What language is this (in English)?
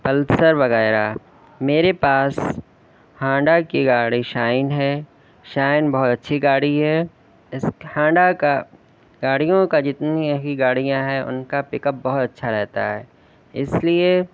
Urdu